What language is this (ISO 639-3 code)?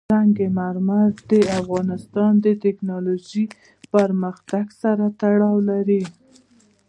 pus